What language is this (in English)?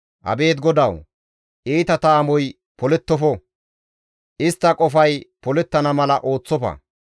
Gamo